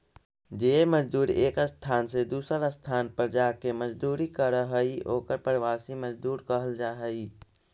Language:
Magahi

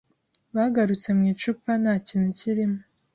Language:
Kinyarwanda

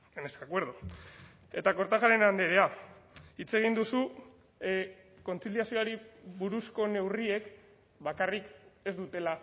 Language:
Basque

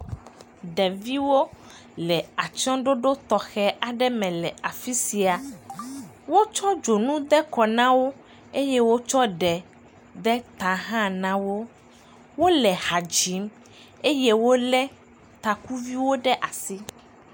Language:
Ewe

